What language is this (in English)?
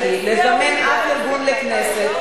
Hebrew